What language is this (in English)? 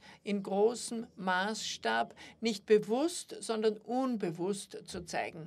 German